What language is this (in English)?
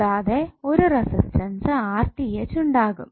Malayalam